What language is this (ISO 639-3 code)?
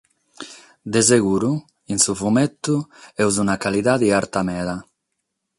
srd